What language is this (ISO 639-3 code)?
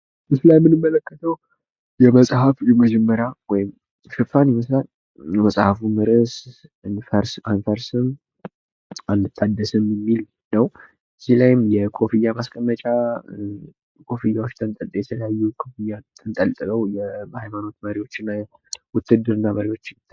amh